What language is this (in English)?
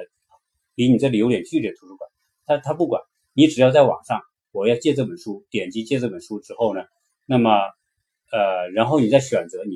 Chinese